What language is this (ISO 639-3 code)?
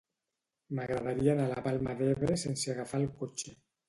cat